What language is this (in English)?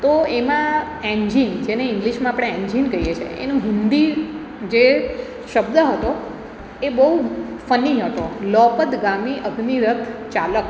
Gujarati